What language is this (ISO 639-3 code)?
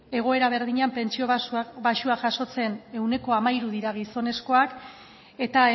eus